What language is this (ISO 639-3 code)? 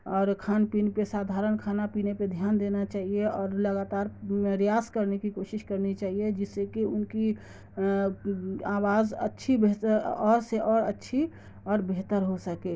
urd